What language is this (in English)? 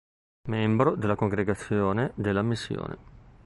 Italian